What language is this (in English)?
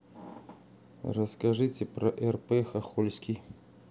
Russian